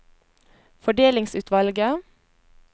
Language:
Norwegian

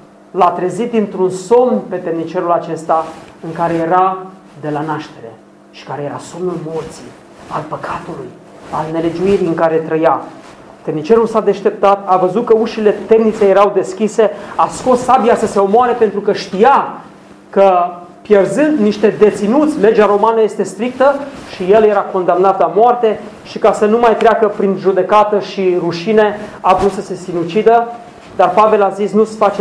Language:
Romanian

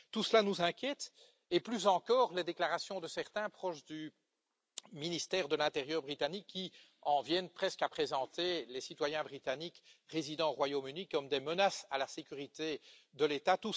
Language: French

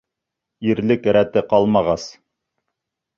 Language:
Bashkir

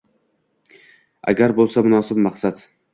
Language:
Uzbek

